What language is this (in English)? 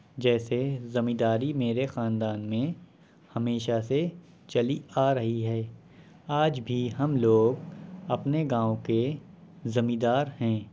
Urdu